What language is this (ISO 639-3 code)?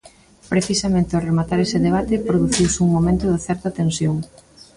glg